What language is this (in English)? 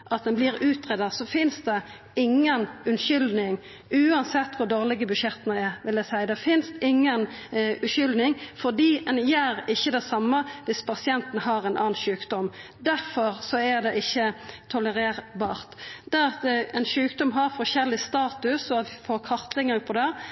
Norwegian Nynorsk